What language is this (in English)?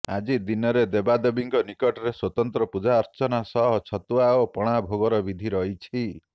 Odia